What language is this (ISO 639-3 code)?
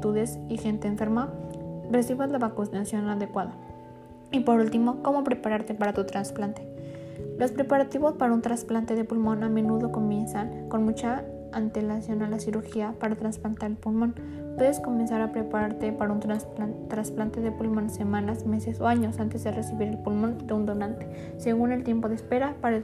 spa